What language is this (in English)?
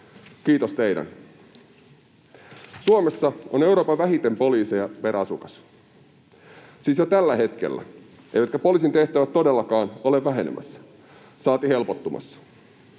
Finnish